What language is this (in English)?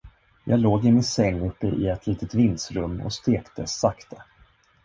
Swedish